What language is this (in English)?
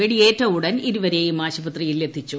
Malayalam